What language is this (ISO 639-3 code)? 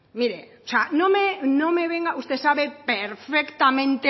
spa